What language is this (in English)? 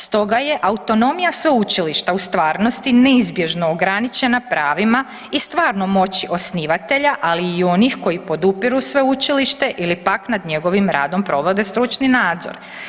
Croatian